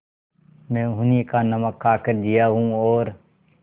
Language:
Hindi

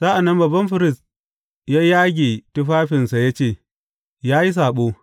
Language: Hausa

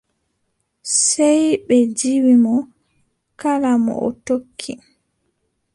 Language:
Adamawa Fulfulde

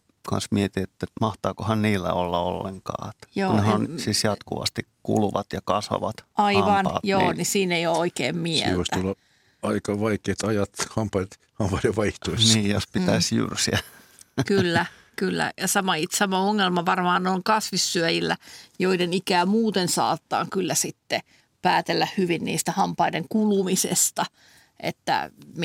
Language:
Finnish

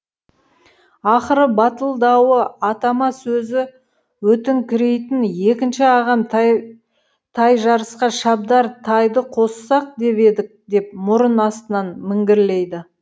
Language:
Kazakh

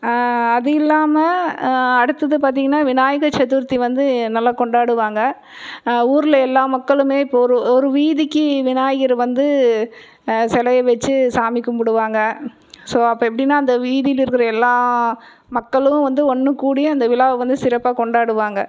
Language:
Tamil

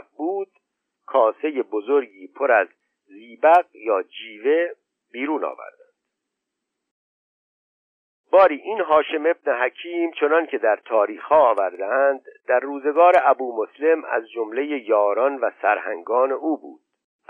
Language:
Persian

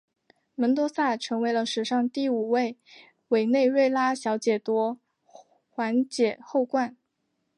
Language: Chinese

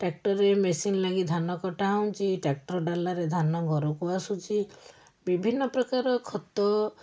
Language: Odia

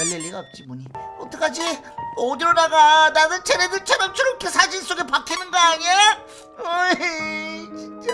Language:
Korean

